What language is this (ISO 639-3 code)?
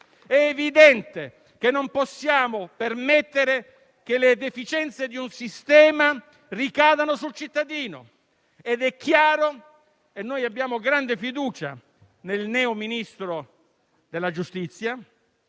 ita